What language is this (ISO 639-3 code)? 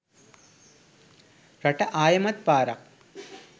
sin